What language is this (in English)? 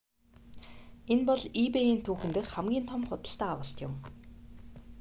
Mongolian